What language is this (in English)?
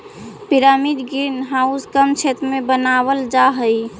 Magahi